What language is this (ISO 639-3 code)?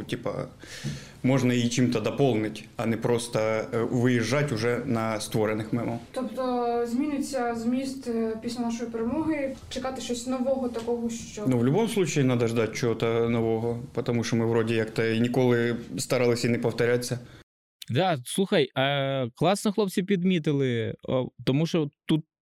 ukr